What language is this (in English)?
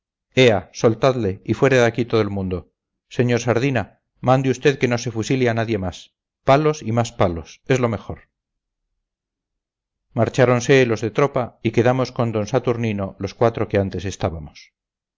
Spanish